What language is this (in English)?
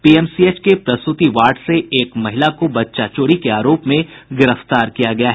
Hindi